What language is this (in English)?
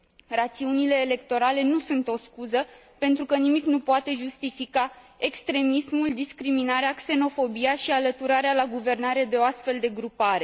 Romanian